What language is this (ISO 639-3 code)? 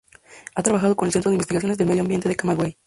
spa